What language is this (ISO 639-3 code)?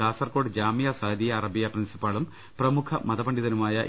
mal